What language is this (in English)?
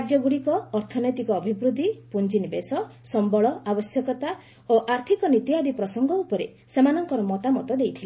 Odia